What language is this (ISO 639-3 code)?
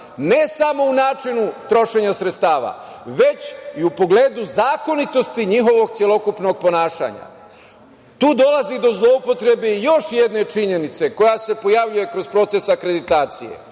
srp